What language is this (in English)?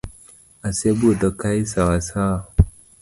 Luo (Kenya and Tanzania)